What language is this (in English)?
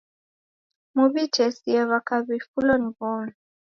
Taita